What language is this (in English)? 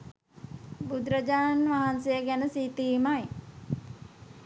Sinhala